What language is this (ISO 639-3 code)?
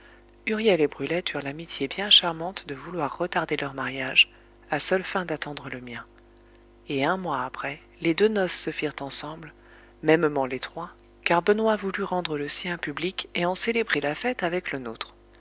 fra